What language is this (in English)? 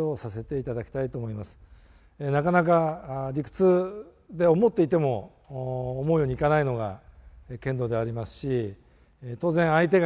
Japanese